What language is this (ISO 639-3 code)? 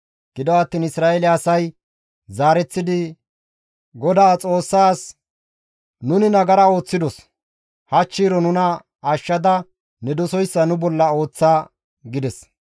gmv